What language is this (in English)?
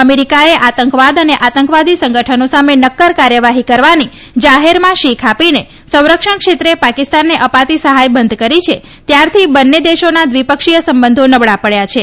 Gujarati